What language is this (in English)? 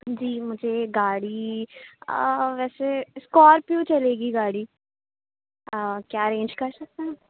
Urdu